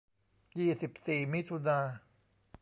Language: Thai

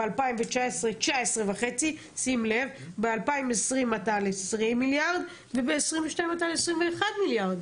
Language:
Hebrew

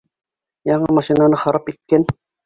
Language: Bashkir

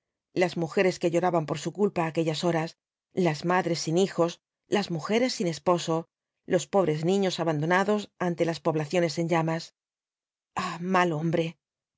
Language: Spanish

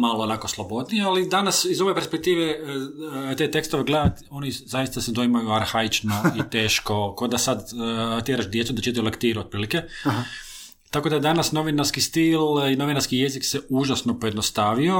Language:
Croatian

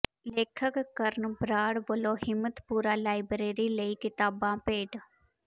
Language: Punjabi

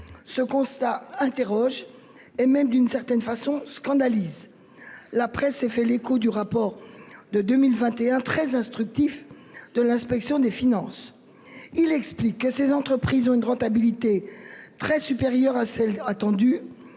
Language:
French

